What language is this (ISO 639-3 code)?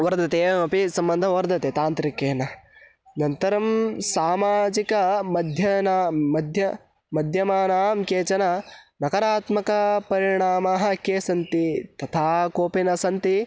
san